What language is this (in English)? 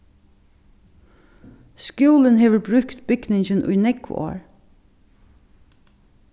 Faroese